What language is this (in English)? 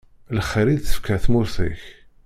Kabyle